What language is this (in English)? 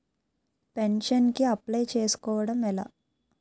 Telugu